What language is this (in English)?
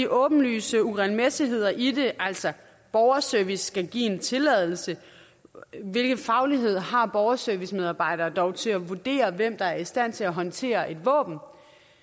Danish